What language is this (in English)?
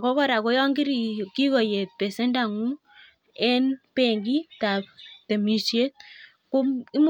Kalenjin